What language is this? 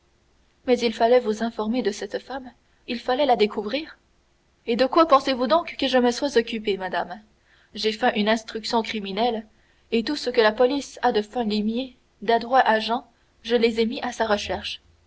French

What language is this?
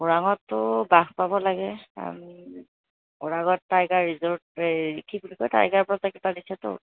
Assamese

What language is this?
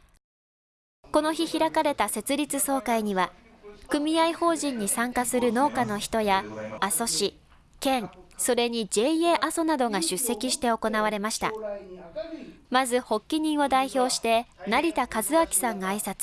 Japanese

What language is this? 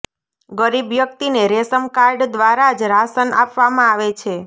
Gujarati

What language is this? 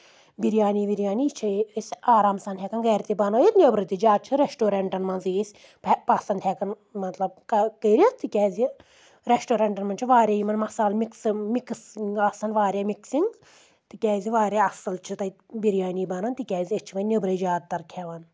Kashmiri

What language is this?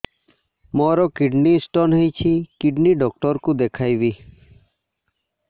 Odia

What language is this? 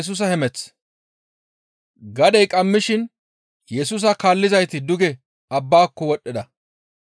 Gamo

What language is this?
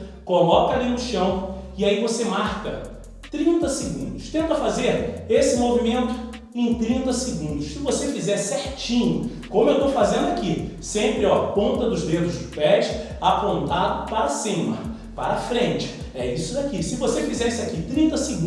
Portuguese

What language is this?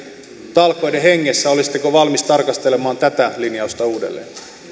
Finnish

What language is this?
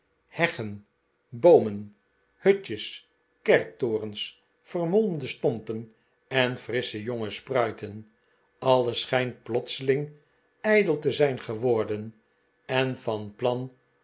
Dutch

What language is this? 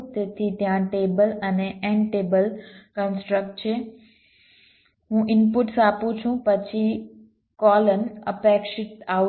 Gujarati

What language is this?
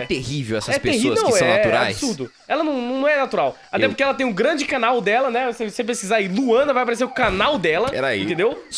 Portuguese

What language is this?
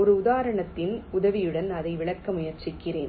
Tamil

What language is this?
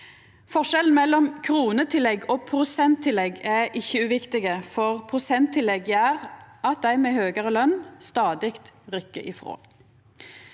Norwegian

